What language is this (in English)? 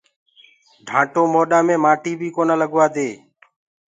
Gurgula